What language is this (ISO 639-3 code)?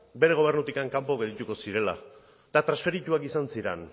eus